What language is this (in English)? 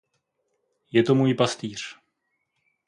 Czech